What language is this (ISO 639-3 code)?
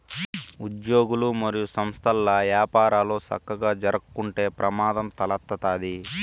tel